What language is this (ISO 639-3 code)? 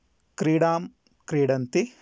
san